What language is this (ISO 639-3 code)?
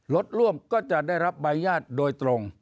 tha